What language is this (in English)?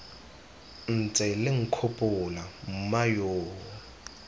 Tswana